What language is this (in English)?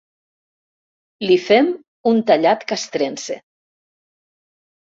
Catalan